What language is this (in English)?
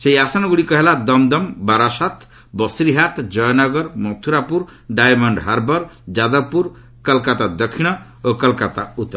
Odia